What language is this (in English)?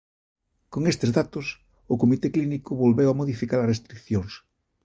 Galician